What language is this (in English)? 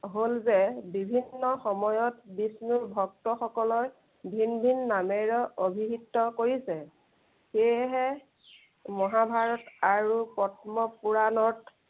Assamese